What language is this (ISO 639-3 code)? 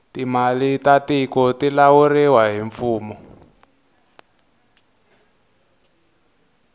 tso